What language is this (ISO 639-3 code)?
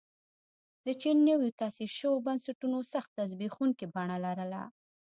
pus